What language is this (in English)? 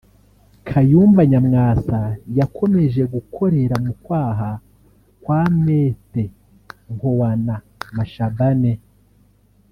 Kinyarwanda